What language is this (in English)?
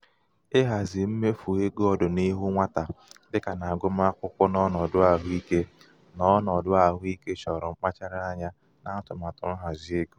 Igbo